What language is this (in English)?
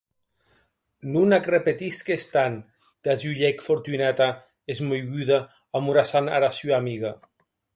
Occitan